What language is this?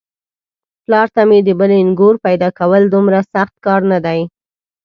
Pashto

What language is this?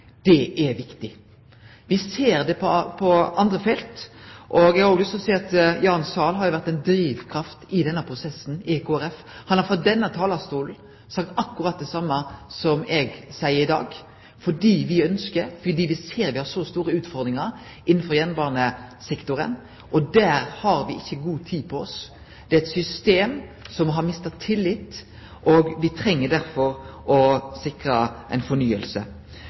Norwegian Nynorsk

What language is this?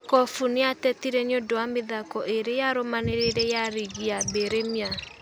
Kikuyu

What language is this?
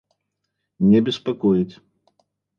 Russian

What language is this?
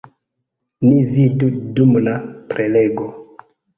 Esperanto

